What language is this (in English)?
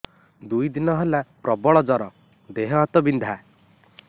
Odia